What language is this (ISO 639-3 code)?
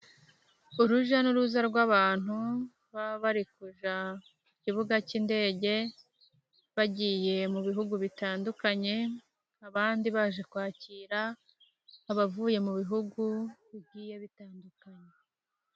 kin